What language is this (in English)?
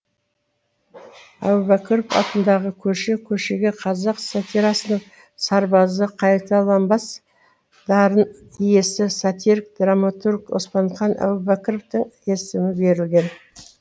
Kazakh